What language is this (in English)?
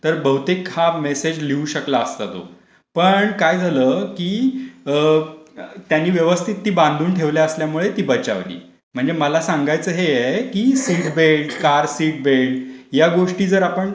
Marathi